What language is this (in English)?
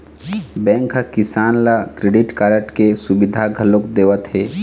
Chhattisgarhi